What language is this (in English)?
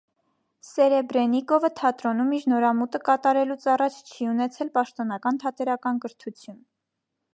Armenian